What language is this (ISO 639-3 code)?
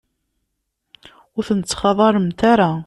kab